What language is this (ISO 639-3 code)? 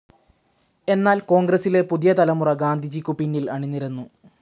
mal